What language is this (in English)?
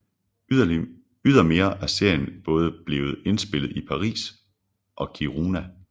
Danish